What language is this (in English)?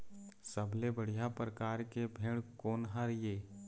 Chhattisgarhi